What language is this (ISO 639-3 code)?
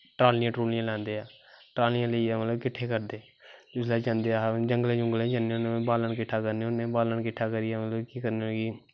doi